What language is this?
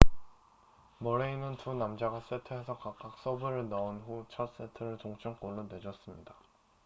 Korean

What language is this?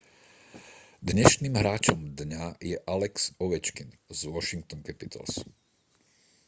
Slovak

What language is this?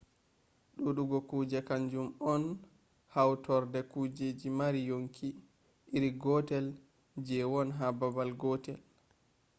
Fula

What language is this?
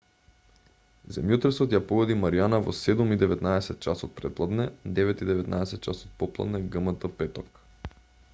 Macedonian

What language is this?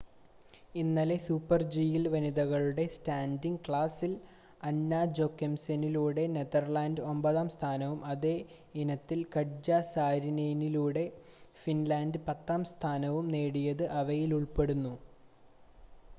Malayalam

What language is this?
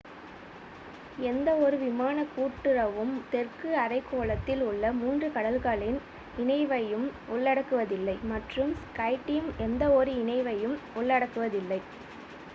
Tamil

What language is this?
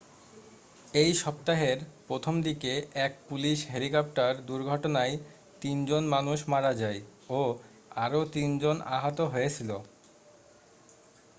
Bangla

